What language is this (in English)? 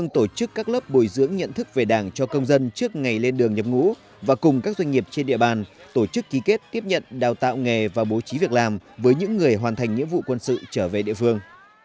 Vietnamese